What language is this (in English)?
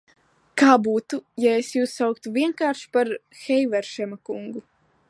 Latvian